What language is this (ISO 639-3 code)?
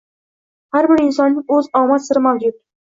uzb